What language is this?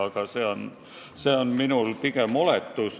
Estonian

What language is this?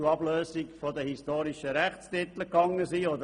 Swiss German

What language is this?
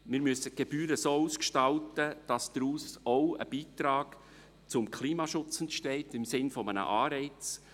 Swiss German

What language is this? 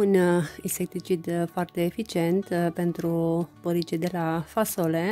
Romanian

